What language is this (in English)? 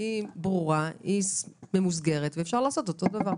Hebrew